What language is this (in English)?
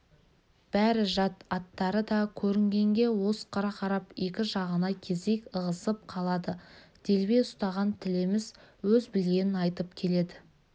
Kazakh